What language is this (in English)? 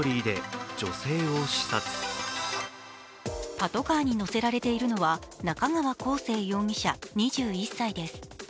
Japanese